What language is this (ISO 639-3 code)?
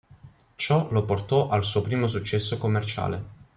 ita